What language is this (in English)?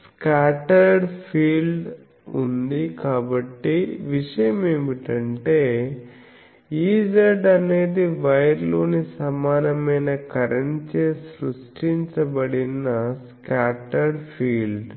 Telugu